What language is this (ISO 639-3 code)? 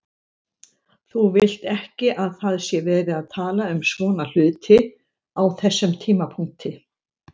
isl